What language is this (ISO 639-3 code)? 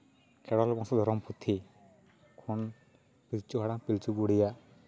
sat